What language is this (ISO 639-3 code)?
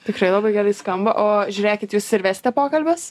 lit